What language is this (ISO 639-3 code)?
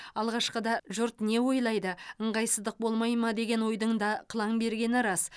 kaz